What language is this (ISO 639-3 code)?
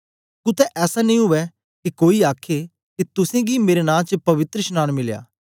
doi